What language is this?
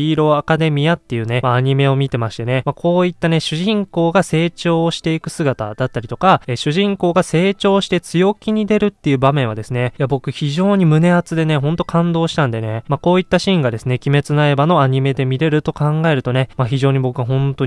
Japanese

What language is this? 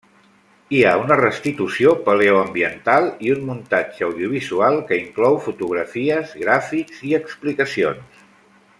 Catalan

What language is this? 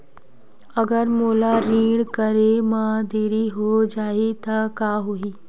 Chhattisgarhi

